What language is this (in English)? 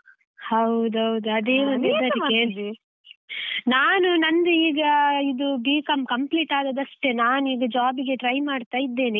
Kannada